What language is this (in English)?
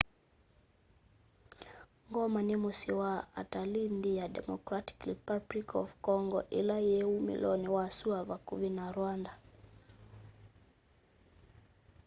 Kamba